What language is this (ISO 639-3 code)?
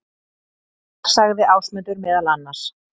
isl